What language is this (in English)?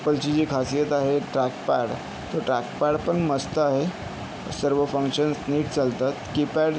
Marathi